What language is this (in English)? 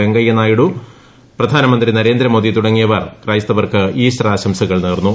Malayalam